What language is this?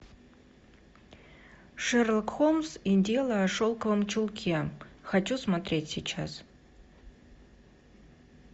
Russian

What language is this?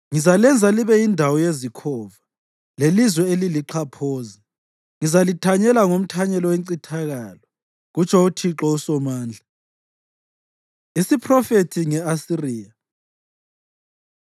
North Ndebele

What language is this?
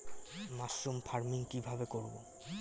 Bangla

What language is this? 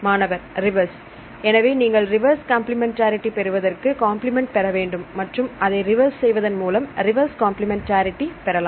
Tamil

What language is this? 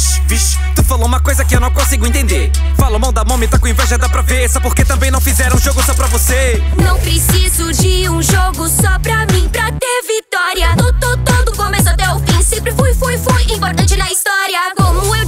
Portuguese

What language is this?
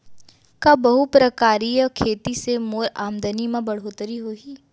Chhattisgarhi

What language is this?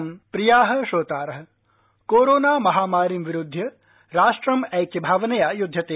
Sanskrit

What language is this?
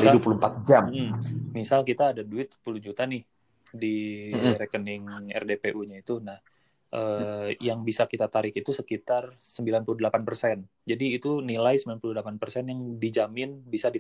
Indonesian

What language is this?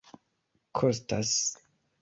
Esperanto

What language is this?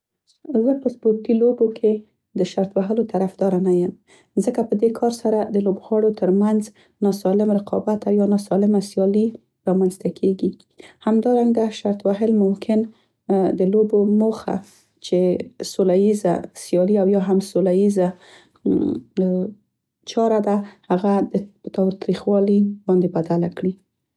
Central Pashto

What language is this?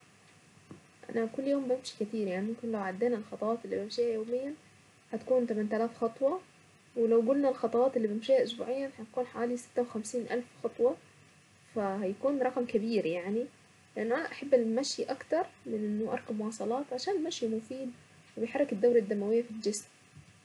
Saidi Arabic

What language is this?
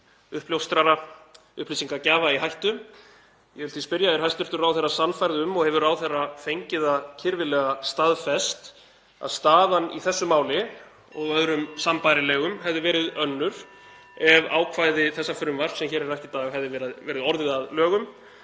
Icelandic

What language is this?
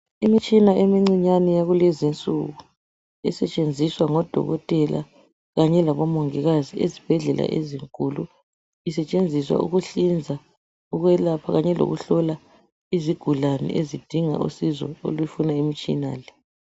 North Ndebele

